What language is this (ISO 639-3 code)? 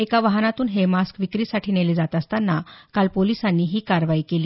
mar